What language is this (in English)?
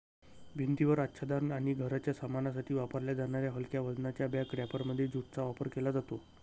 Marathi